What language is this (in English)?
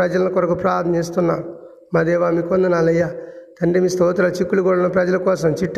Telugu